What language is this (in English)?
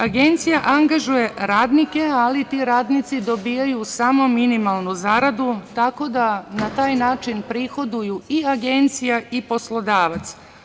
Serbian